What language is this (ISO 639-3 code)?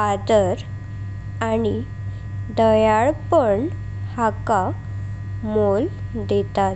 kok